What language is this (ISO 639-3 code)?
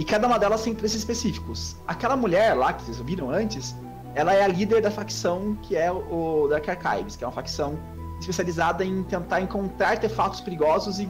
por